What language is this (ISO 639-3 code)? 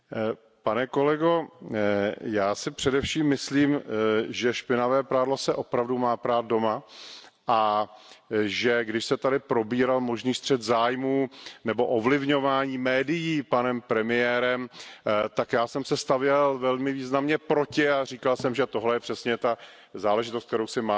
ces